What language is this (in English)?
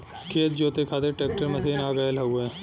Bhojpuri